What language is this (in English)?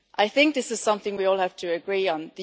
English